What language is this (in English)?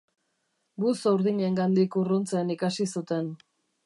Basque